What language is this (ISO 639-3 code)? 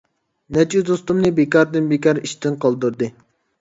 uig